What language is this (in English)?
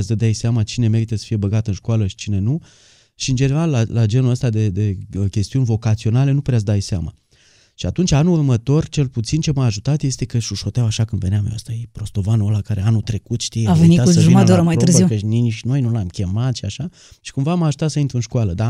Romanian